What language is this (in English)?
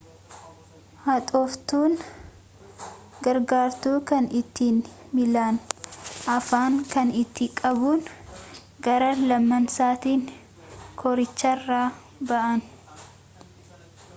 Oromo